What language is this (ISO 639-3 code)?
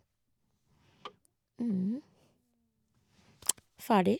nor